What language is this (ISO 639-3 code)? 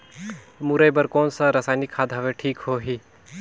hne